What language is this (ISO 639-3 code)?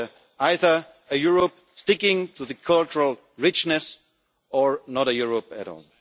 eng